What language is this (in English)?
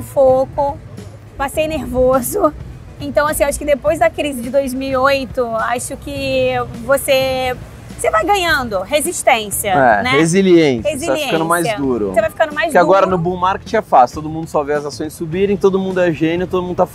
Portuguese